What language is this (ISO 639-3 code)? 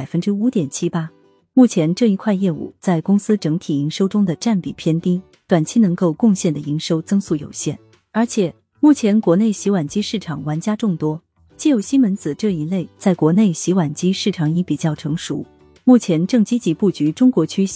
zho